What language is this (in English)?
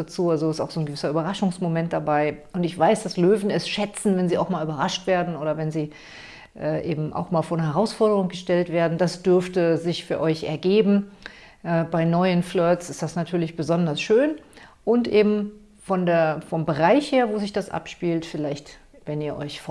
German